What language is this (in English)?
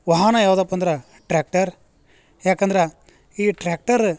Kannada